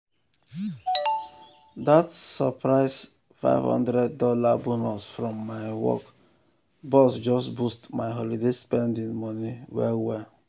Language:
Nigerian Pidgin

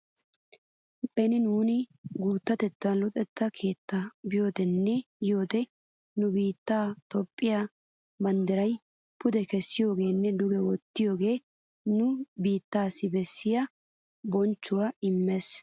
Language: Wolaytta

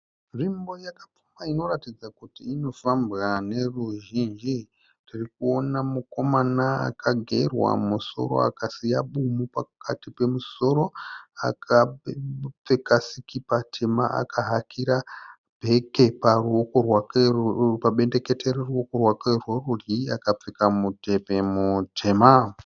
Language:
Shona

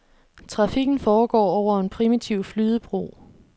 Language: Danish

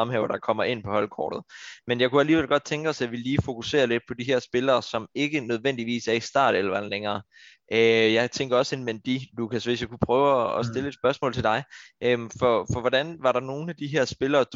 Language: Danish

